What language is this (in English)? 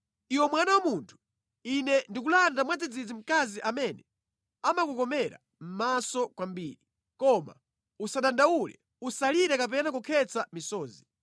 Nyanja